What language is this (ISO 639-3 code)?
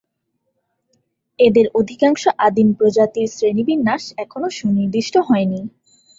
ben